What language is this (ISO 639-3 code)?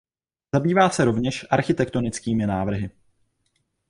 ces